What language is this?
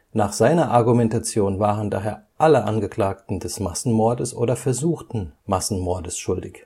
German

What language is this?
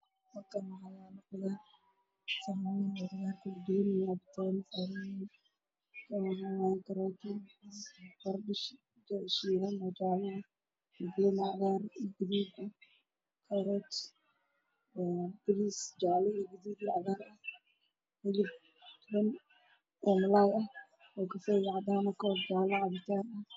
Somali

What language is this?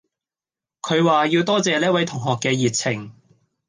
Cantonese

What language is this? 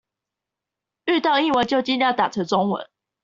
Chinese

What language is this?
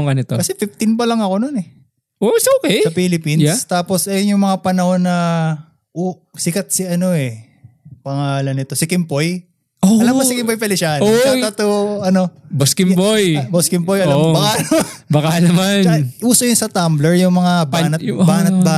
Filipino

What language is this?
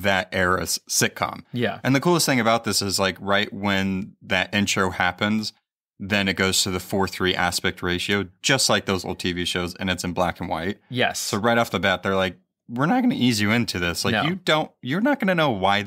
English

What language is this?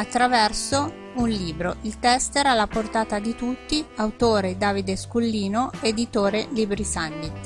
Italian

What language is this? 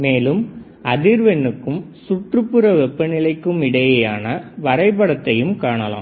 Tamil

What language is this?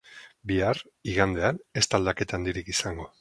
Basque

